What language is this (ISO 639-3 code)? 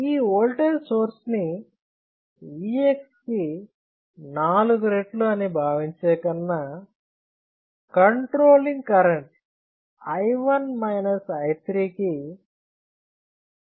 tel